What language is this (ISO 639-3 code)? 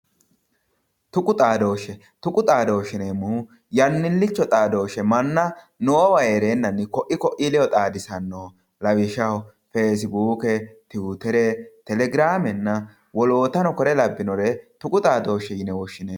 sid